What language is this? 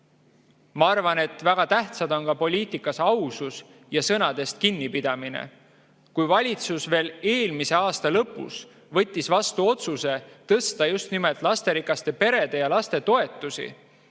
Estonian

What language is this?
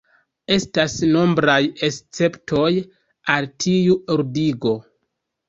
Esperanto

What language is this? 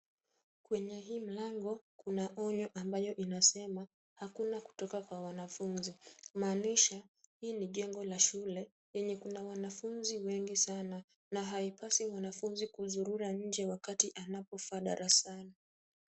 Swahili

